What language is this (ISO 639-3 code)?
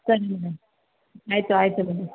kan